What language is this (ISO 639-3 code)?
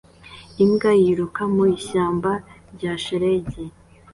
kin